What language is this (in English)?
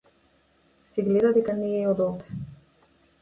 Macedonian